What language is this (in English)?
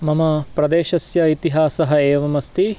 Sanskrit